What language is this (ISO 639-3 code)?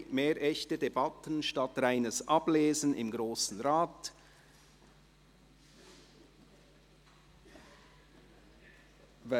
gsw